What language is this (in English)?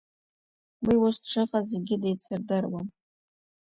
Abkhazian